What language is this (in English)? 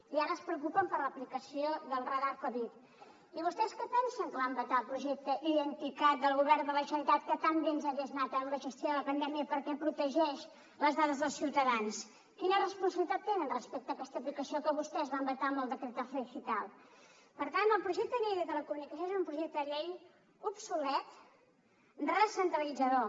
Catalan